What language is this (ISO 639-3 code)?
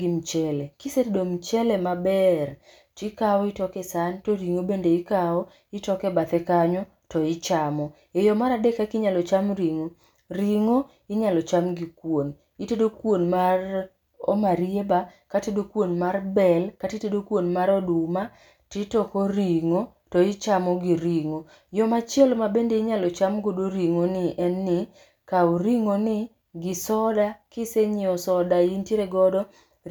luo